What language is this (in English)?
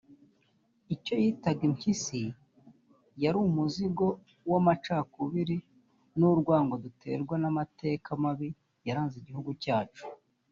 Kinyarwanda